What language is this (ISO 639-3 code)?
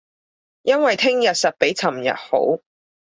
yue